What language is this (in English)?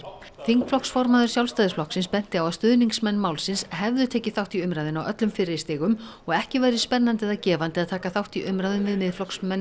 Icelandic